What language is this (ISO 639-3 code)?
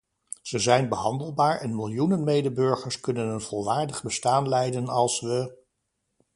nld